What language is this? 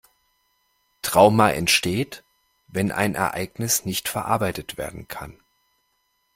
German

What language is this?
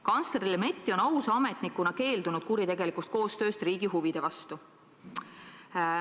Estonian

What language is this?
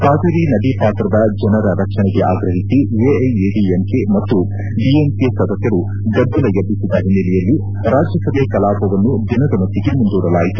Kannada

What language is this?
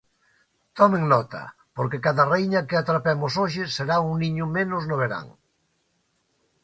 Galician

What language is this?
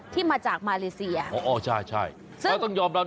Thai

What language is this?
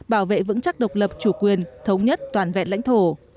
Vietnamese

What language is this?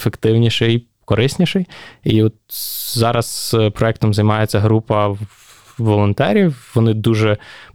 Ukrainian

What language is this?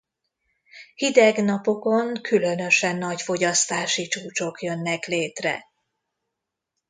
Hungarian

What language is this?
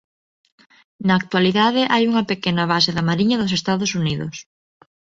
Galician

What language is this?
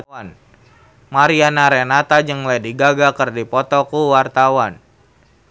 Sundanese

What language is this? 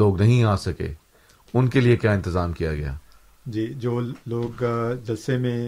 Urdu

